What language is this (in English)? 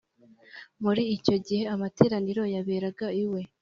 Kinyarwanda